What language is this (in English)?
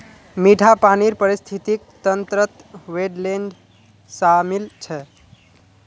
Magahi